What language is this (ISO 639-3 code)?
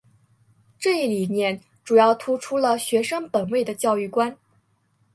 zho